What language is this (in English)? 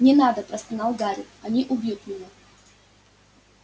Russian